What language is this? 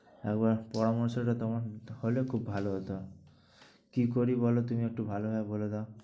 Bangla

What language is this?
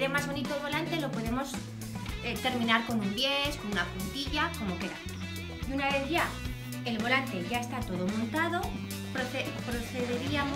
Spanish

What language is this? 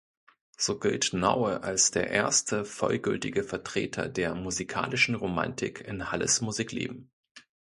German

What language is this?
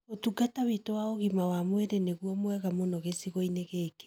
Kikuyu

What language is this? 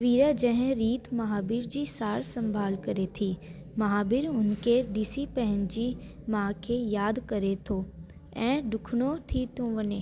Sindhi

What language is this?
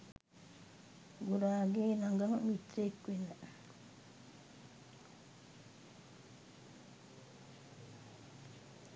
Sinhala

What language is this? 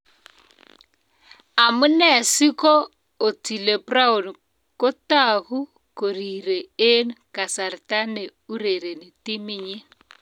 Kalenjin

